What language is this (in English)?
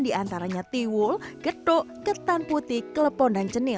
Indonesian